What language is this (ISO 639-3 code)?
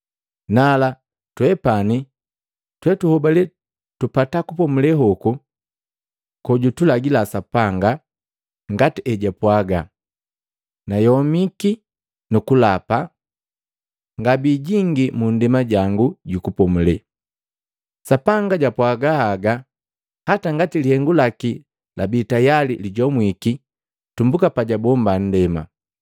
mgv